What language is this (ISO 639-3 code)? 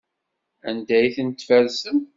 kab